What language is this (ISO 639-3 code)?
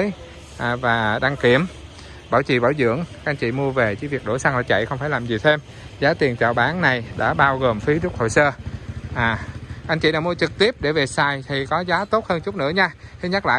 vie